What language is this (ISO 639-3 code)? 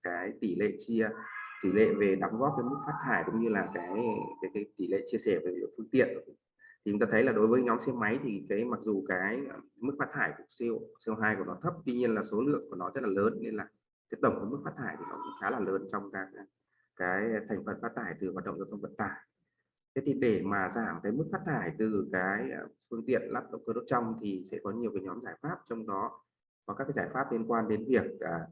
vie